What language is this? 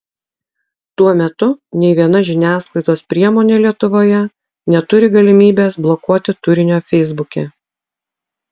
Lithuanian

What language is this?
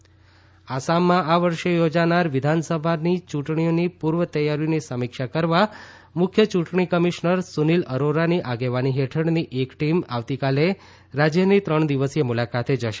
Gujarati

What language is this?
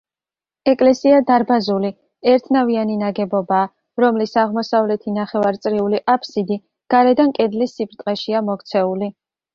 Georgian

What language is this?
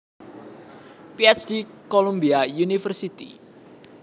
Javanese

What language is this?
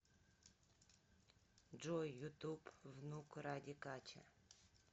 Russian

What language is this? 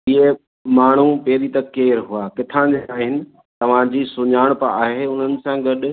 Sindhi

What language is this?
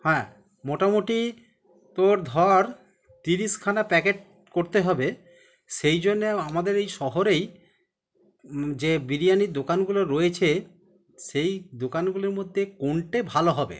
Bangla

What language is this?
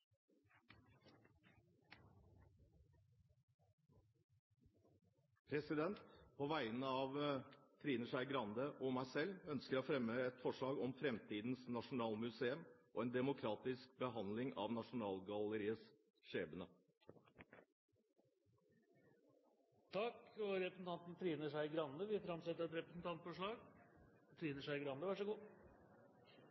Norwegian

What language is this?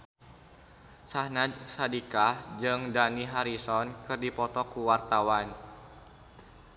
Sundanese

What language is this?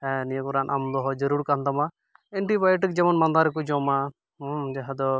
Santali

